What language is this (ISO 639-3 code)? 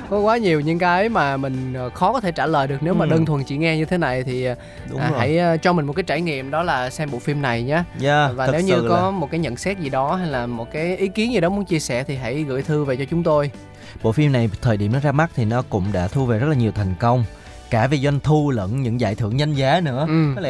vie